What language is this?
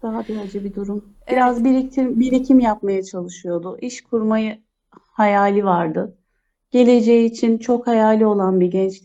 Turkish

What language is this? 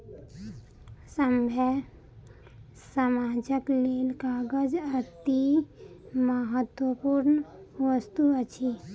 Maithili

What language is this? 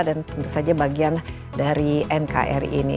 Indonesian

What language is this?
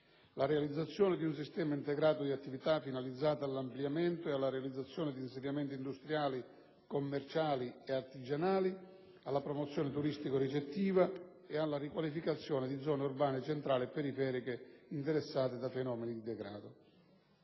Italian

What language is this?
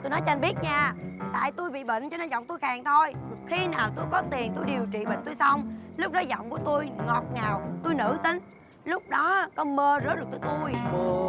Vietnamese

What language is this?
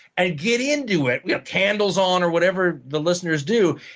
English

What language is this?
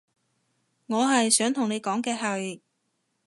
Cantonese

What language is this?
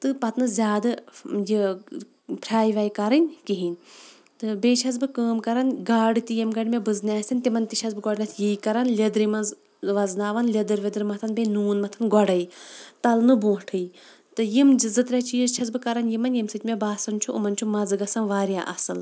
Kashmiri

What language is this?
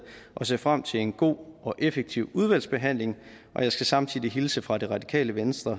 Danish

